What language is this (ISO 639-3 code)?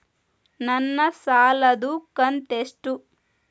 kan